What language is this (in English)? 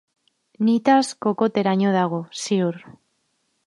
Basque